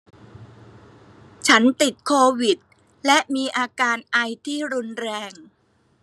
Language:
Thai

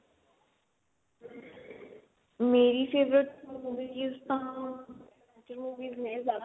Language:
Punjabi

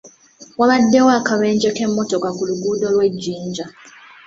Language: Ganda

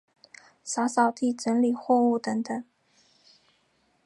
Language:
Chinese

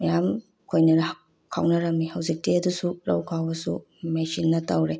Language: Manipuri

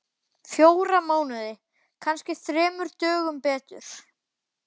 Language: Icelandic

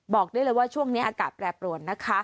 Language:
Thai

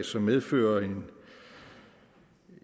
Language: Danish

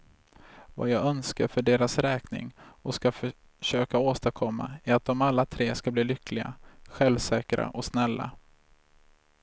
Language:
Swedish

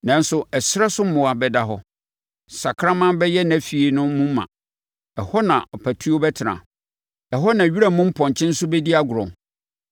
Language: Akan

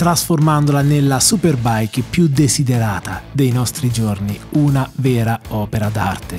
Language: Italian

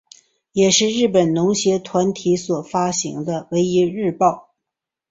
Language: Chinese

